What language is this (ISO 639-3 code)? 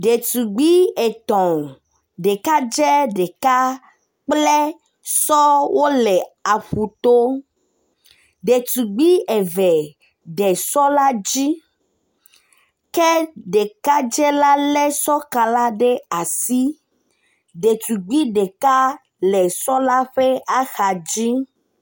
ewe